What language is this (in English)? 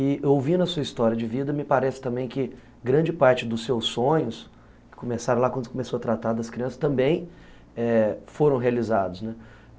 Portuguese